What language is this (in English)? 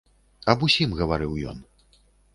Belarusian